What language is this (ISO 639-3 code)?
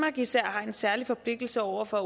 dan